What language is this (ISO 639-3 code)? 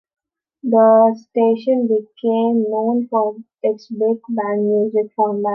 eng